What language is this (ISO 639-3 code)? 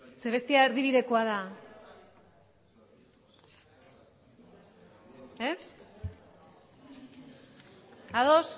eus